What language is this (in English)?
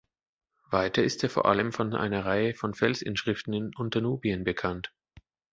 German